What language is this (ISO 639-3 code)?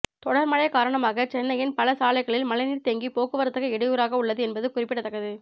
tam